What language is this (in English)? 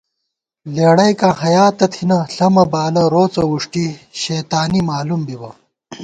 Gawar-Bati